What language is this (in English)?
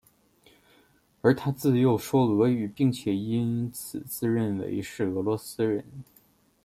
Chinese